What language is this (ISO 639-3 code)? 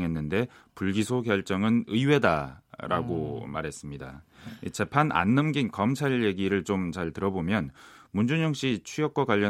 kor